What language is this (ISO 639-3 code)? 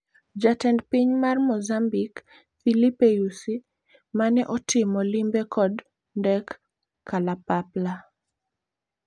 luo